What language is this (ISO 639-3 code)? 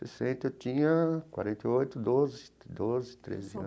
por